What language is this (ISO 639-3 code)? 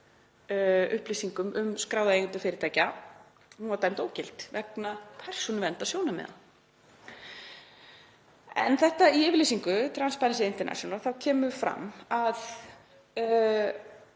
isl